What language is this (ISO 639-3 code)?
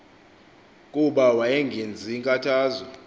xho